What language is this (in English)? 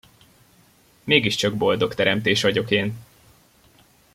Hungarian